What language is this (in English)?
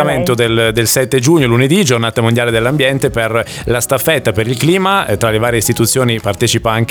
Italian